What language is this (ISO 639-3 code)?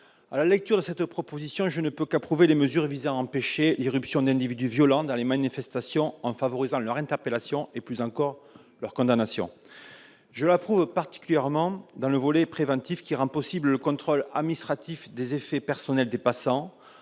fra